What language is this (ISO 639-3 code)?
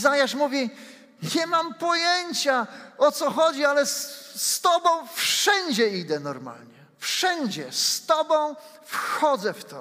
pol